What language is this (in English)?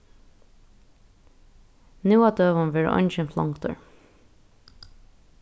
Faroese